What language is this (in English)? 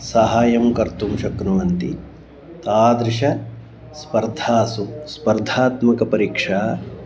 Sanskrit